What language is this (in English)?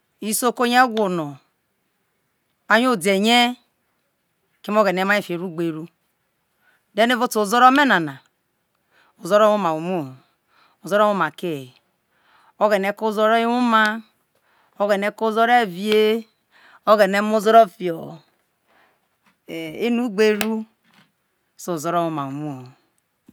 Isoko